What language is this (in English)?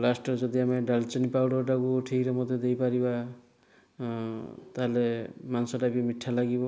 Odia